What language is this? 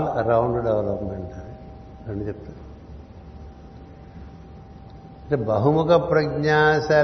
Telugu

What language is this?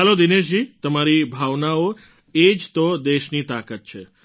Gujarati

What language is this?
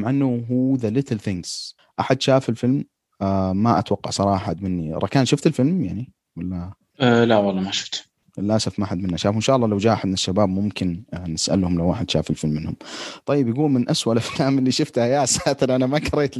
Arabic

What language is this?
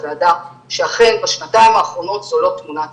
Hebrew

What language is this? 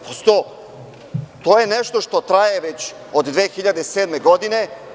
Serbian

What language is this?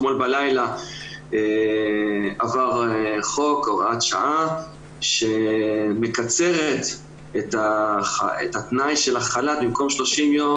Hebrew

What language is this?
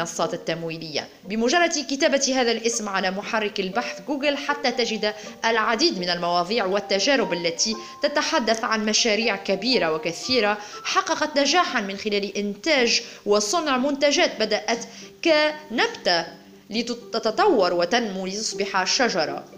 Arabic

